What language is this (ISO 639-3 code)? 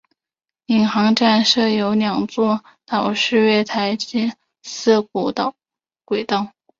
zho